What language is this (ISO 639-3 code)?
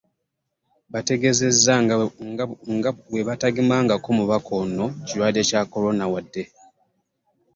lug